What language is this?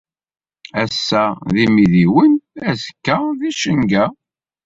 Kabyle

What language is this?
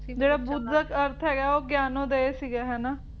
Punjabi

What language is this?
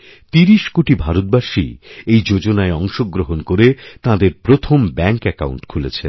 Bangla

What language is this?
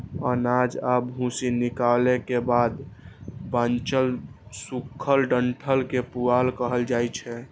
Maithili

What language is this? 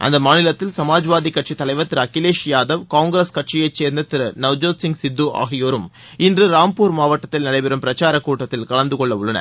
Tamil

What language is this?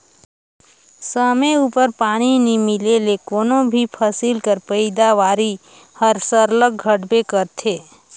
Chhattisgarhi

